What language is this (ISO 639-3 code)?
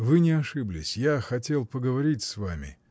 rus